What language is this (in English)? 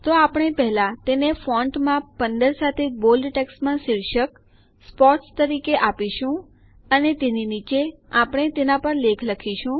Gujarati